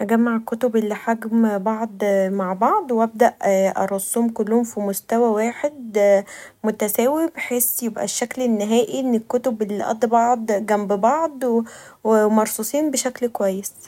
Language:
Egyptian Arabic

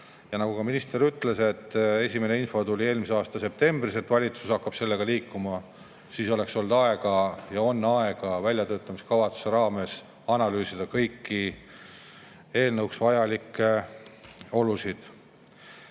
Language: Estonian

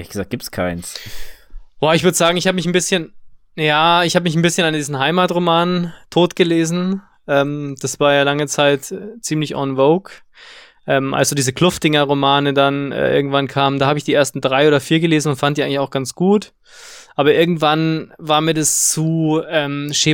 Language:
German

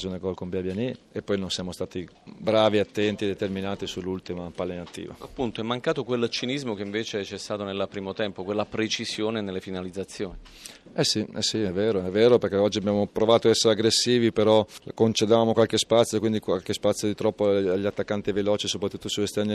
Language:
Italian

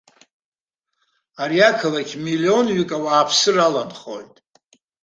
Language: Abkhazian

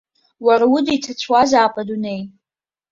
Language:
Abkhazian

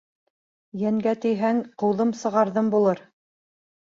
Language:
Bashkir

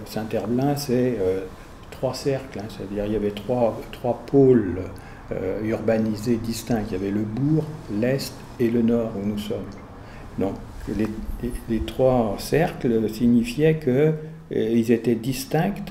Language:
French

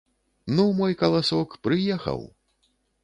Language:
Belarusian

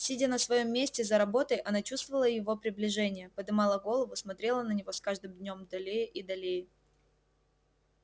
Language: Russian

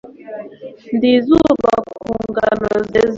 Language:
Kinyarwanda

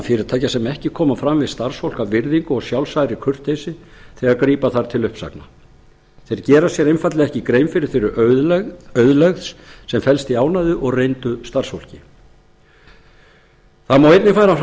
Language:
Icelandic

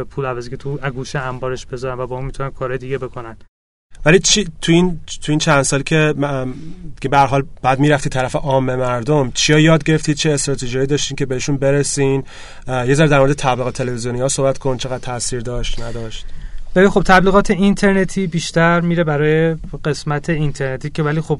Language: Persian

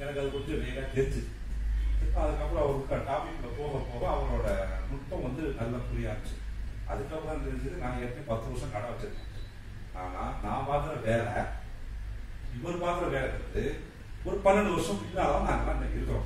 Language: Tamil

